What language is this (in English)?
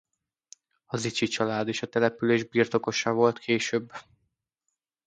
Hungarian